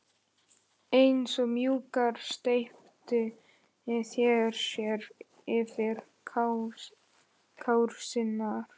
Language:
Icelandic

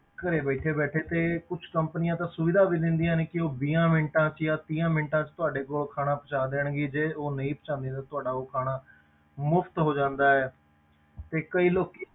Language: Punjabi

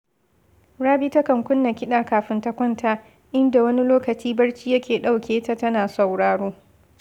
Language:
Hausa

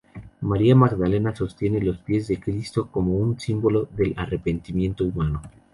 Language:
Spanish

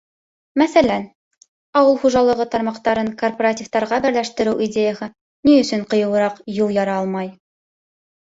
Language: Bashkir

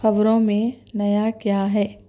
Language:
Urdu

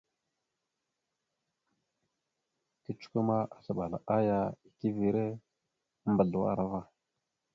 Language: Mada (Cameroon)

